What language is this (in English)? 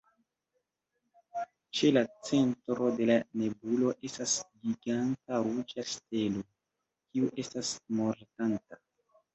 Esperanto